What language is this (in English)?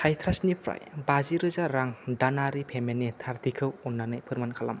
Bodo